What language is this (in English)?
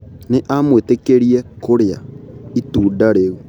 Kikuyu